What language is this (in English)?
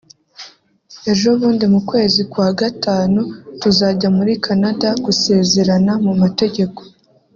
Kinyarwanda